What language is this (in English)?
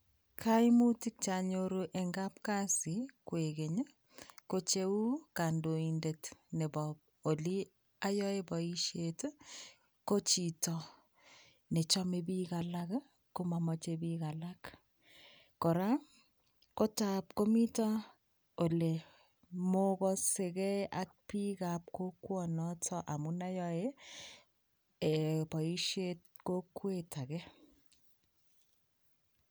Kalenjin